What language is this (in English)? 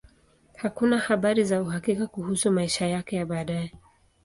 Swahili